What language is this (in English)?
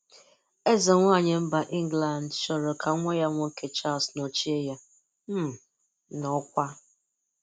Igbo